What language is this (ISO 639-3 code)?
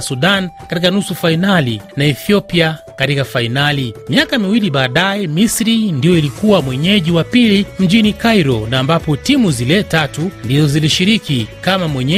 swa